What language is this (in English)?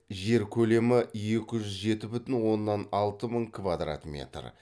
Kazakh